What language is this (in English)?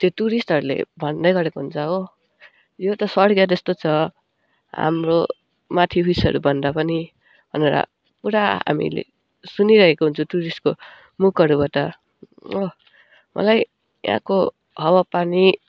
Nepali